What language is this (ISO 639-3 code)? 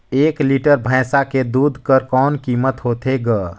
hne